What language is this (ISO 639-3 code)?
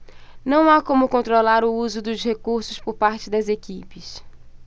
por